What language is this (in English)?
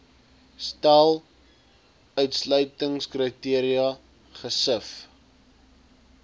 Afrikaans